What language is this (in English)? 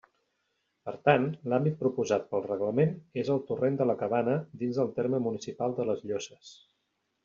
Catalan